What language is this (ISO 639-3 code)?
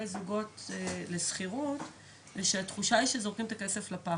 heb